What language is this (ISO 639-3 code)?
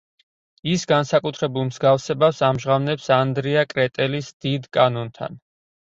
kat